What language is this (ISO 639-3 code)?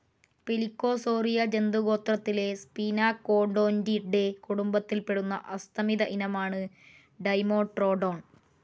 mal